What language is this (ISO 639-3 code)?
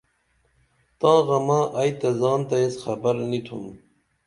dml